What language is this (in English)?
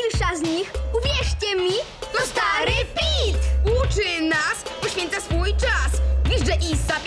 Polish